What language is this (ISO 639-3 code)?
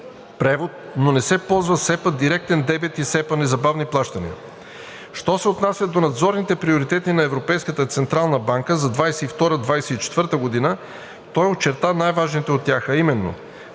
bul